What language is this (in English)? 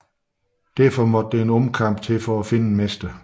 Danish